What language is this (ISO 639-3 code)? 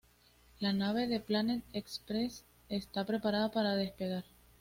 spa